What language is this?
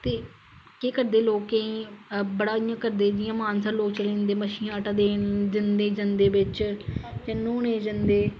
Dogri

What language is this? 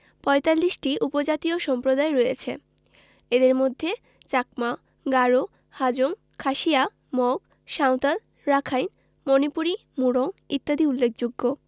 Bangla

